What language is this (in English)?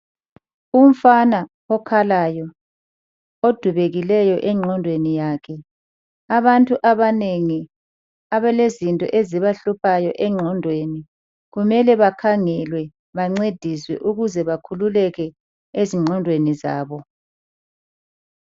North Ndebele